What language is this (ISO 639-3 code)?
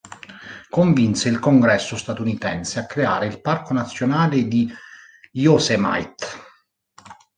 ita